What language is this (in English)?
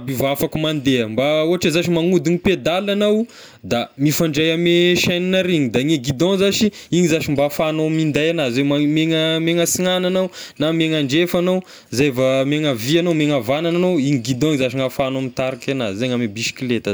Tesaka Malagasy